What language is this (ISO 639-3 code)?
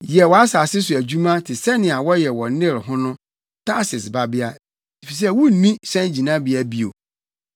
aka